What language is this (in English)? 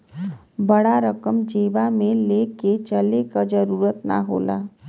Bhojpuri